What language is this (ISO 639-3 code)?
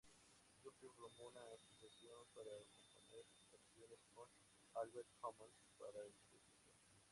spa